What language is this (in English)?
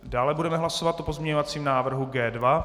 Czech